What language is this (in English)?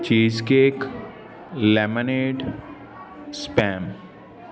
Punjabi